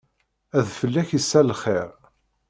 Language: Kabyle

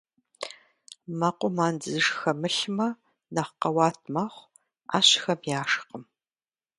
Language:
Kabardian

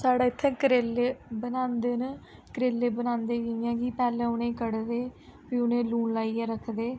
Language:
Dogri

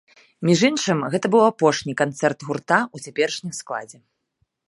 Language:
Belarusian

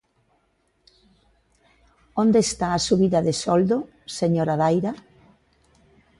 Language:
Galician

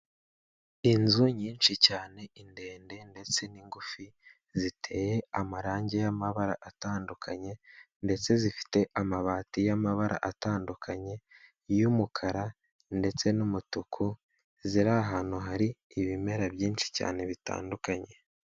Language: Kinyarwanda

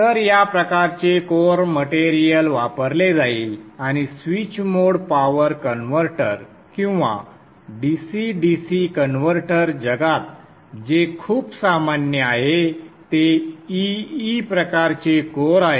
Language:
Marathi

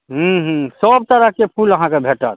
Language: Maithili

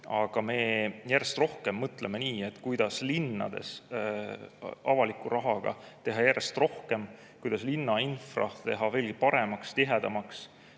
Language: Estonian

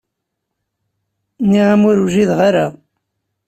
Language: Kabyle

